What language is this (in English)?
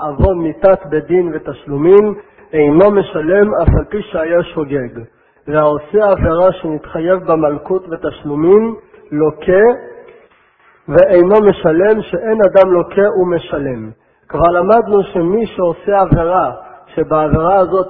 Hebrew